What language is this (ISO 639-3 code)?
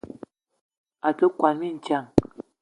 eto